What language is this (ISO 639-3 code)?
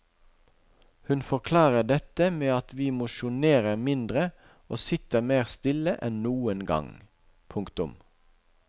nor